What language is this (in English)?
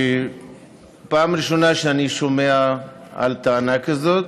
Hebrew